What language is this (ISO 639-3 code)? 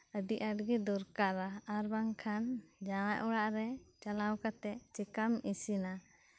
sat